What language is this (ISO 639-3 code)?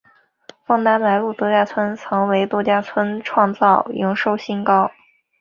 zho